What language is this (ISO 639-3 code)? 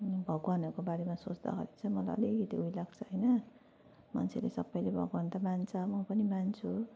nep